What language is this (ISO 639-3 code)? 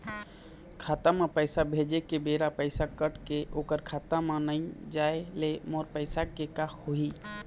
hne